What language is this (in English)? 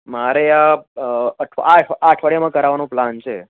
Gujarati